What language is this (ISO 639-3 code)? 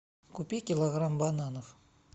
rus